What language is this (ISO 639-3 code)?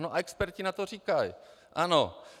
ces